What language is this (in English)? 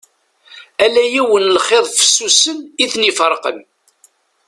Kabyle